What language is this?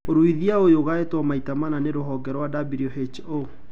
Kikuyu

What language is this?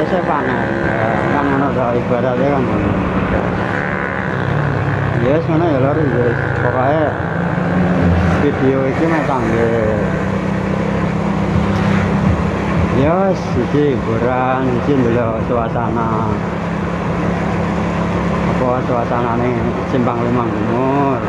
Indonesian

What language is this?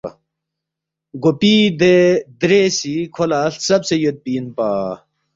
Balti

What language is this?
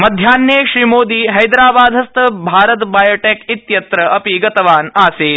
Sanskrit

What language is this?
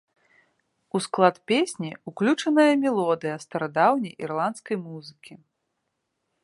Belarusian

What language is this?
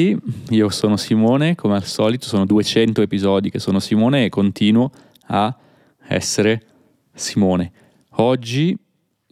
Italian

